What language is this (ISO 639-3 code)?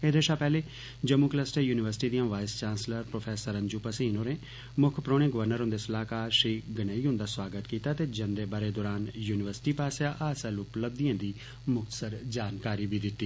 doi